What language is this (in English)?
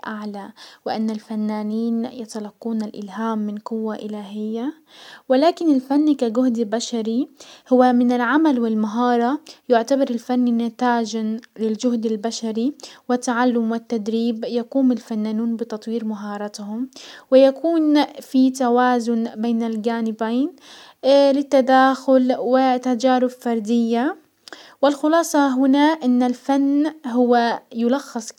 Hijazi Arabic